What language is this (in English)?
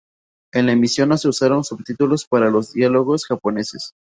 Spanish